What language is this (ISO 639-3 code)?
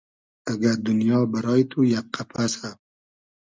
haz